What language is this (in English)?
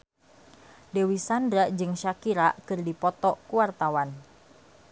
Sundanese